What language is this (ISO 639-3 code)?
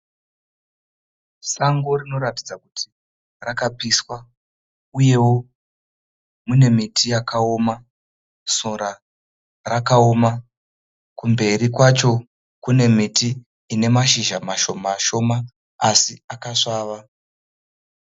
sna